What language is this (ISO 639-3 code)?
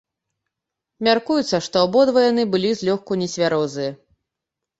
bel